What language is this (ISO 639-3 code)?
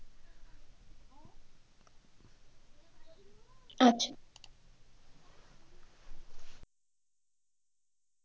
ben